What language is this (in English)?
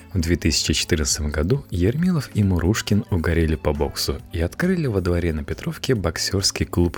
Russian